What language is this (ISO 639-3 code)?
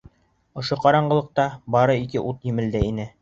bak